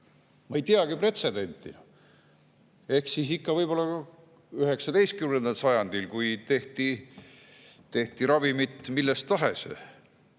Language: Estonian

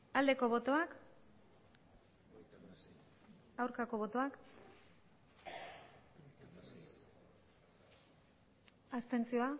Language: Basque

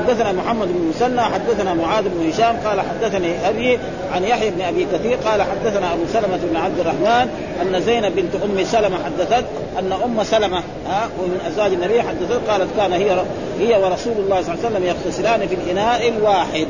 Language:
Arabic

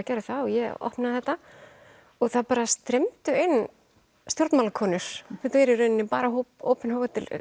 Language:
Icelandic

